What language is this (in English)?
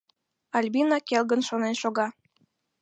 Mari